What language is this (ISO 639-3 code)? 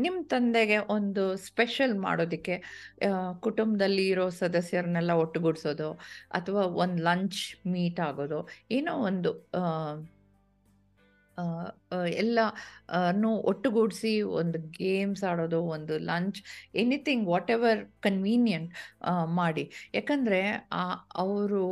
kan